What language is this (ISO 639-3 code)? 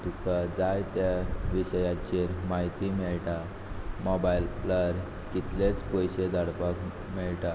kok